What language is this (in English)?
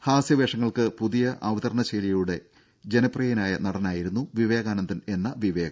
Malayalam